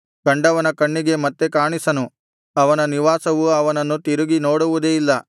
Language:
Kannada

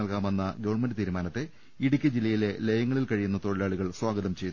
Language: Malayalam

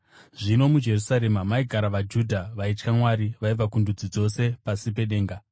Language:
Shona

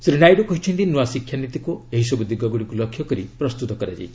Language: Odia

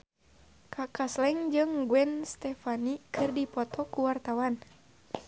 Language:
Sundanese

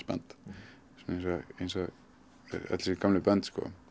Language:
Icelandic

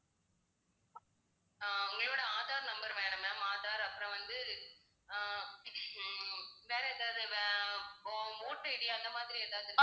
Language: Tamil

